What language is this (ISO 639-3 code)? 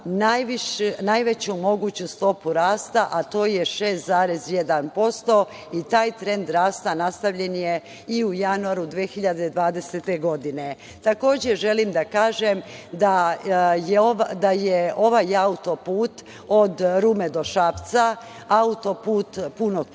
srp